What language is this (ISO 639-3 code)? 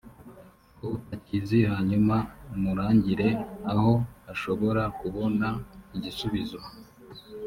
kin